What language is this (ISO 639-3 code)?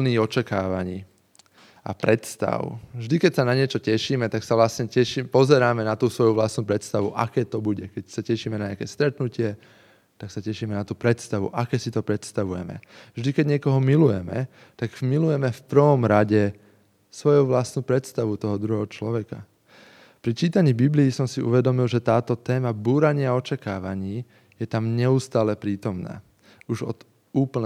slk